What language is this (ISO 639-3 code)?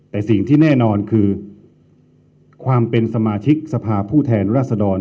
tha